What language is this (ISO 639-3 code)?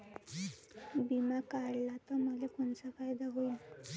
mar